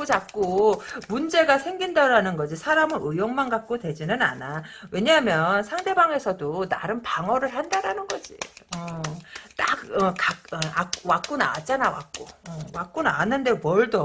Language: Korean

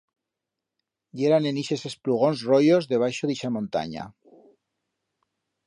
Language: Aragonese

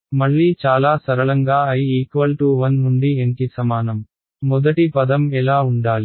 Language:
Telugu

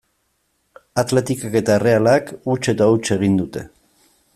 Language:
Basque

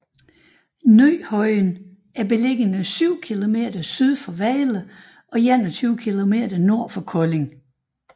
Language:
Danish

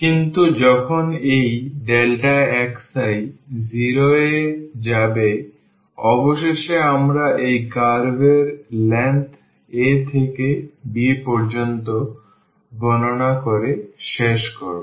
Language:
Bangla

